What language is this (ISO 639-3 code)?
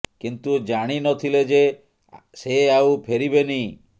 ori